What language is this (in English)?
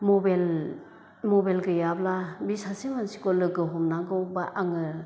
Bodo